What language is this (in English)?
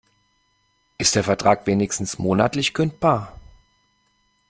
German